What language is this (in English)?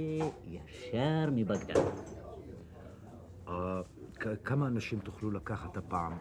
Hebrew